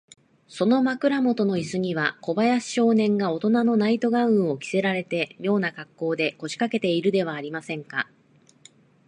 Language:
Japanese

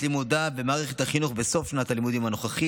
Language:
Hebrew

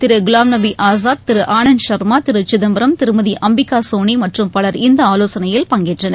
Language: Tamil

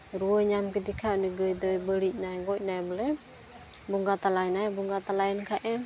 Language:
Santali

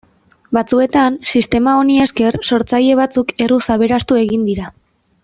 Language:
Basque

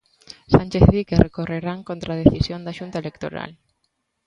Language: Galician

